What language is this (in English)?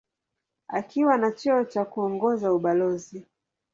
Swahili